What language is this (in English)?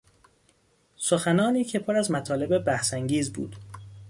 Persian